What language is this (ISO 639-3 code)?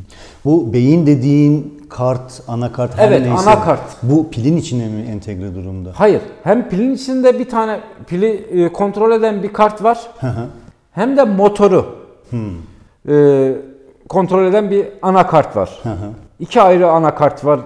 tur